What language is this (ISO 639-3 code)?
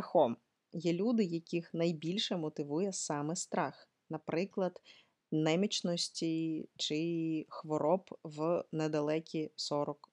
ukr